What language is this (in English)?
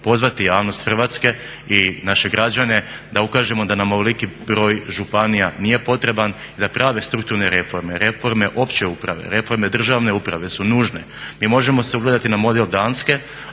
Croatian